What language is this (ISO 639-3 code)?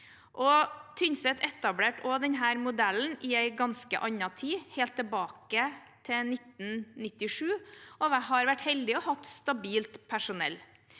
nor